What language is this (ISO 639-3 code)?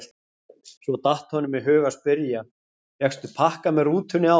isl